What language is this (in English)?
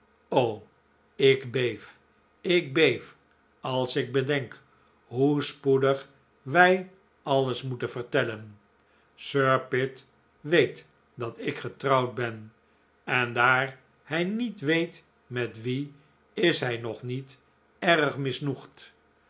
Dutch